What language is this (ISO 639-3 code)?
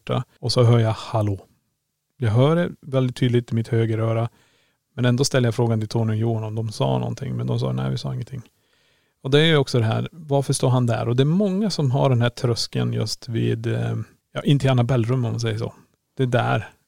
swe